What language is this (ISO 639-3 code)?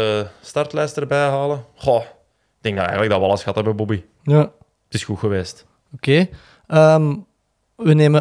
nld